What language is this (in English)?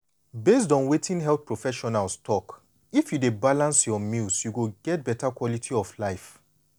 Nigerian Pidgin